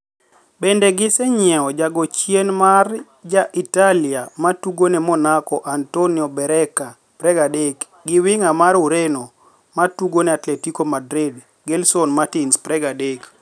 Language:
Luo (Kenya and Tanzania)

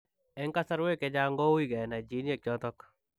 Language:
Kalenjin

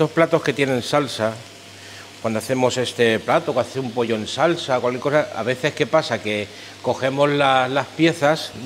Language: Spanish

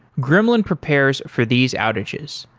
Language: English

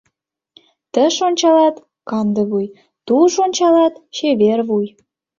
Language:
Mari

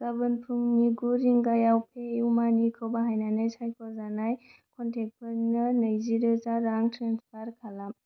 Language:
Bodo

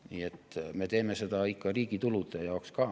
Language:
Estonian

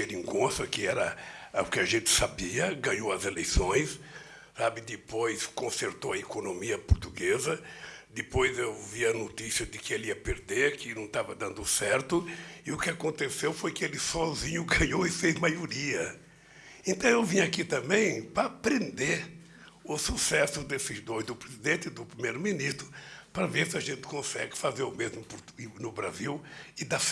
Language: Portuguese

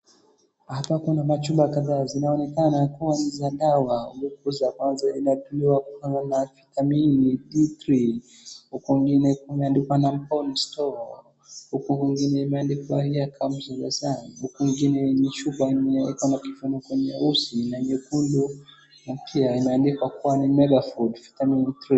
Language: Swahili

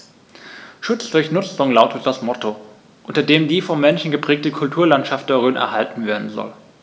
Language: German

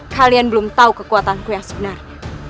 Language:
Indonesian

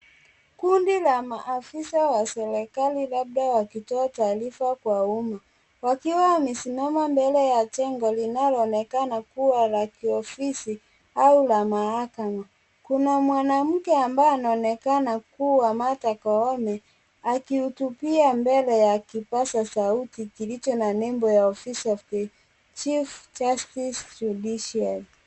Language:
Swahili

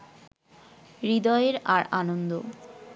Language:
Bangla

